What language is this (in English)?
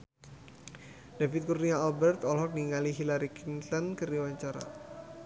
Sundanese